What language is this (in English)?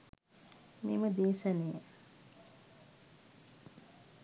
Sinhala